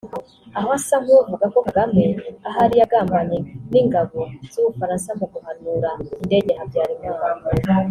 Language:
Kinyarwanda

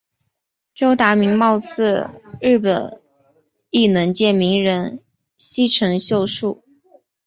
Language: Chinese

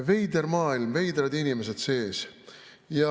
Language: Estonian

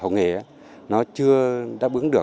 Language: Vietnamese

